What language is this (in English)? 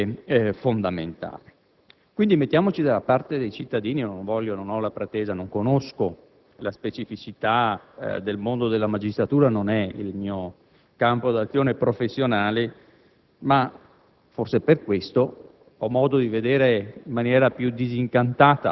Italian